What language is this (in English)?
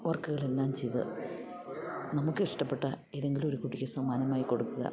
Malayalam